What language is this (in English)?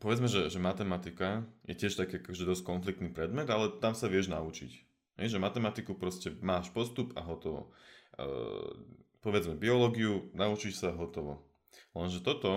Slovak